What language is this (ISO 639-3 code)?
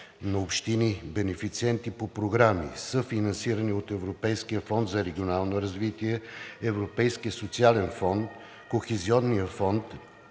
bul